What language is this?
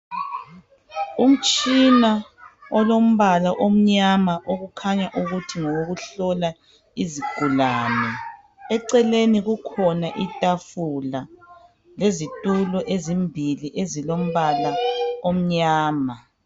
North Ndebele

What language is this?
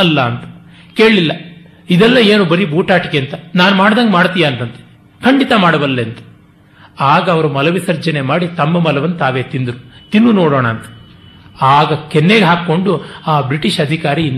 Kannada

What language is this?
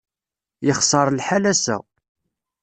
Kabyle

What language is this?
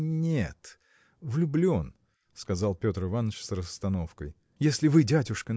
Russian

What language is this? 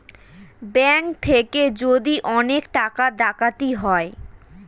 Bangla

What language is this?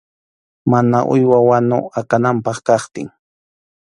Arequipa-La Unión Quechua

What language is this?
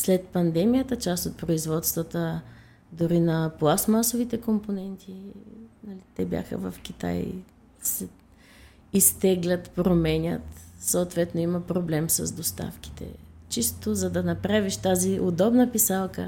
Bulgarian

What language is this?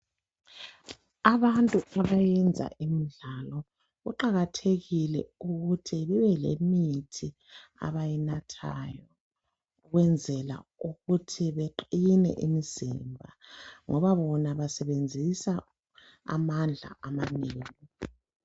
North Ndebele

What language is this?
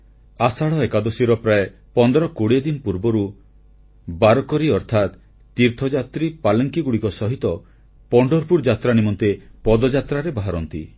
Odia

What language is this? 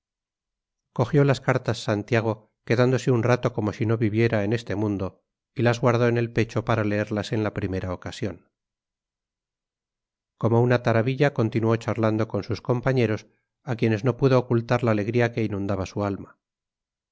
Spanish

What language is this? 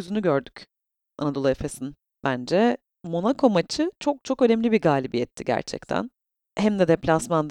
Turkish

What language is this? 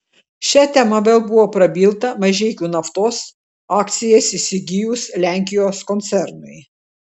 Lithuanian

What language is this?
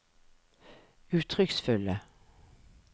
Norwegian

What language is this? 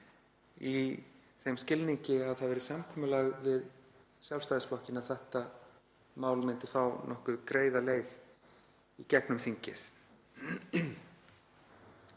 Icelandic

